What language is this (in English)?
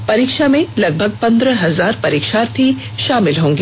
Hindi